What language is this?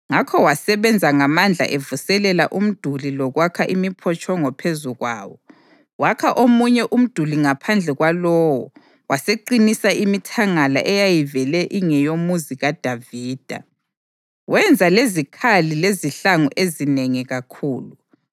North Ndebele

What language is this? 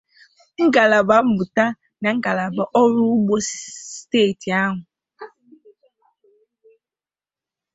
Igbo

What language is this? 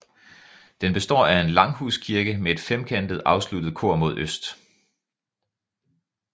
Danish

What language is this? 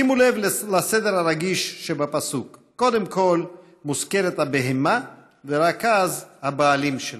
Hebrew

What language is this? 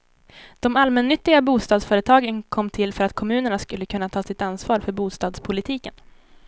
Swedish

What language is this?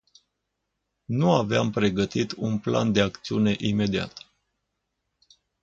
Romanian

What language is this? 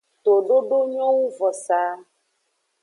Aja (Benin)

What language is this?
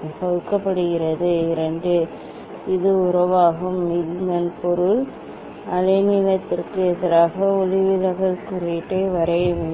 Tamil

